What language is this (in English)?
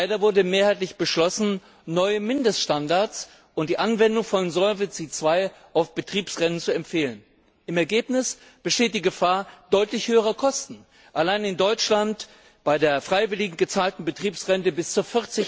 German